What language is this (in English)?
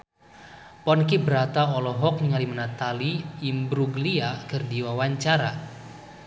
Sundanese